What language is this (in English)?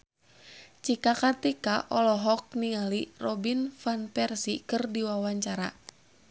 Sundanese